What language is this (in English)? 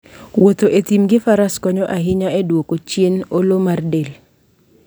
Luo (Kenya and Tanzania)